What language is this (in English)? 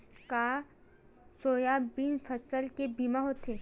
Chhattisgarhi